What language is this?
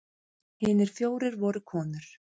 Icelandic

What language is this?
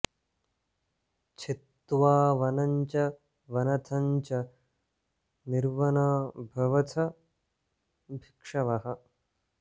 Sanskrit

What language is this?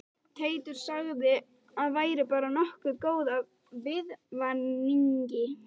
Icelandic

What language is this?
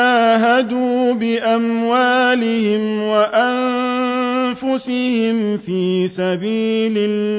Arabic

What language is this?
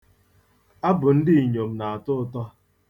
Igbo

